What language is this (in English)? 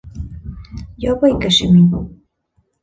Bashkir